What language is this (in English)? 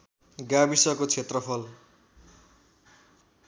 Nepali